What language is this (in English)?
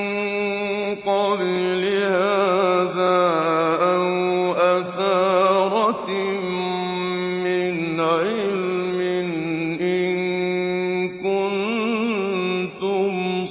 Arabic